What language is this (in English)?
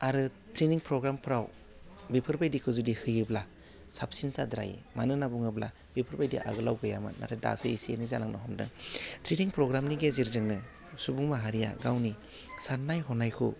Bodo